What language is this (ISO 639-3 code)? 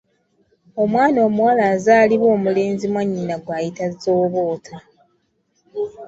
lug